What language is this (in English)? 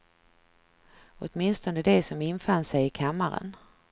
Swedish